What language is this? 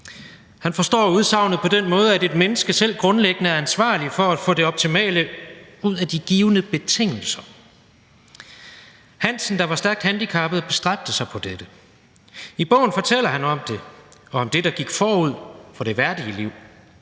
Danish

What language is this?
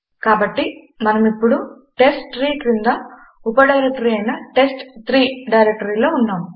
Telugu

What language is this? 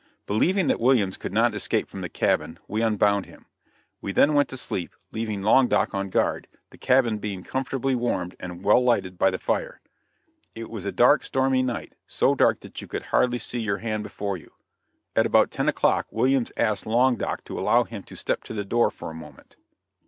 English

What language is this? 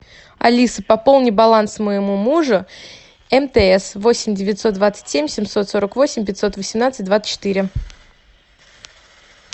Russian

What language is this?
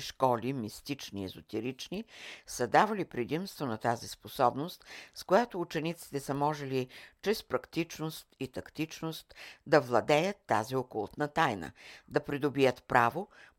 Bulgarian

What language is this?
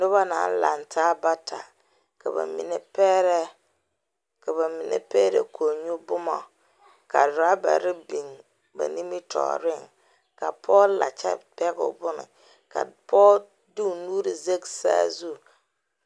Southern Dagaare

